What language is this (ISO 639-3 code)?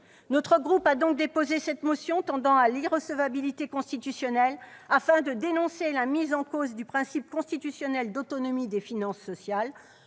fra